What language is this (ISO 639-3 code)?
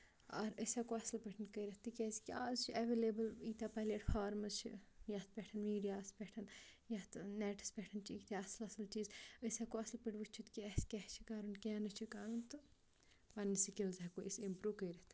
kas